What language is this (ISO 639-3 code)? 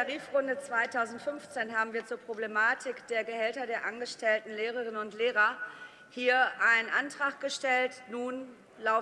deu